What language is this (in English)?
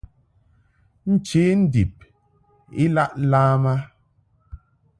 Mungaka